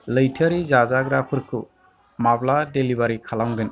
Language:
Bodo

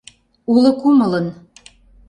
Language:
Mari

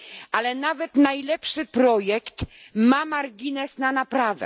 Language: Polish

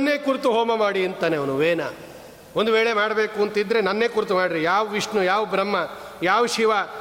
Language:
Kannada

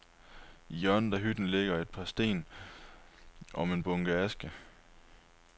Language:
Danish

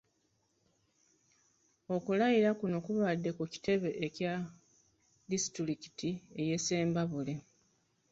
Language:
Ganda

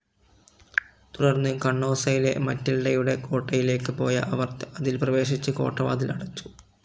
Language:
Malayalam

